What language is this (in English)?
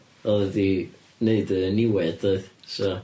Welsh